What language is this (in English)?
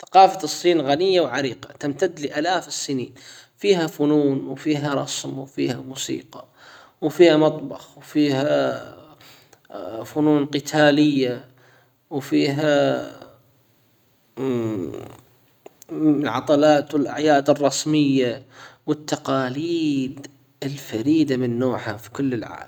Hijazi Arabic